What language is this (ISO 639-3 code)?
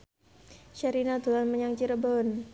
jav